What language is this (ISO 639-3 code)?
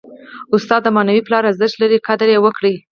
pus